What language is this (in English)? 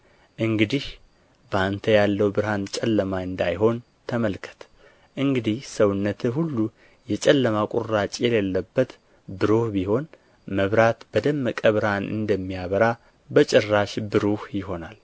Amharic